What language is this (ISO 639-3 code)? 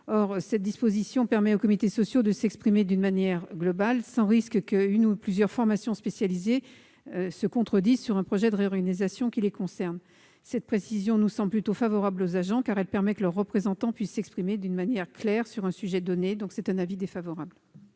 fra